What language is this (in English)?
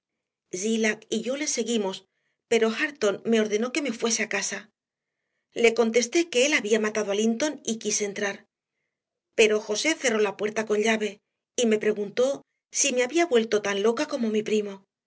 Spanish